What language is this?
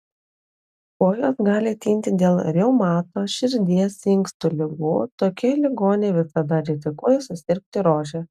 Lithuanian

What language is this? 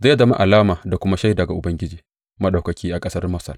Hausa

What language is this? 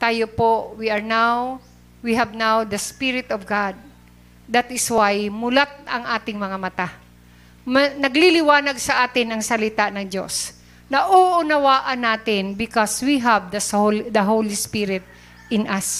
Filipino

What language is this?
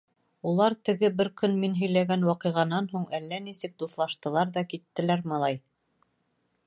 Bashkir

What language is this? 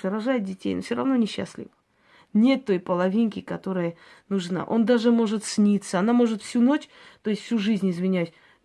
Russian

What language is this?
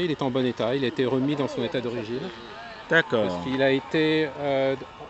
French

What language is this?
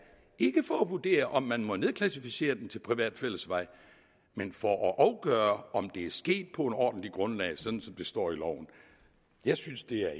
Danish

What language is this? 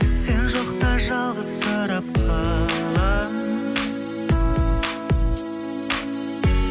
Kazakh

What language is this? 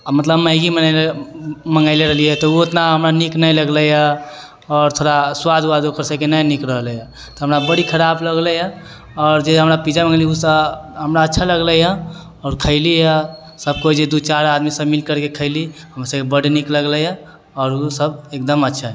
Maithili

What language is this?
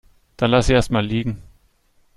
German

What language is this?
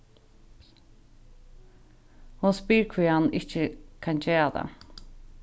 Faroese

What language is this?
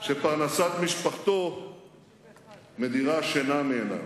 Hebrew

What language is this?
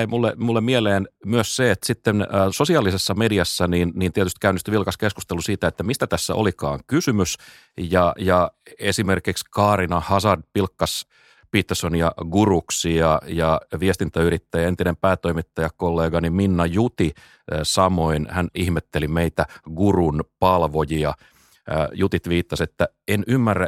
Finnish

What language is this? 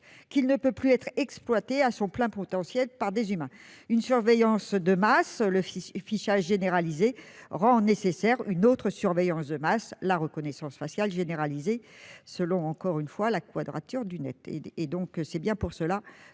French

